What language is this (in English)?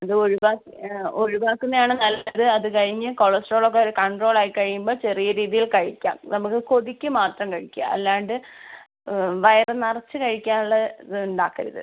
Malayalam